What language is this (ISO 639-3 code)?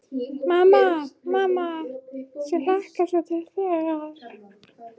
isl